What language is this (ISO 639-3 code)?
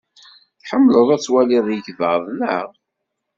kab